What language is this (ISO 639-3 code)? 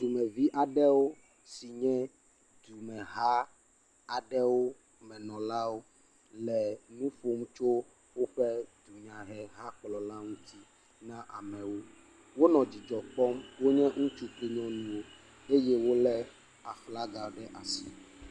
ewe